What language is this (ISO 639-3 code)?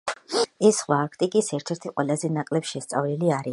kat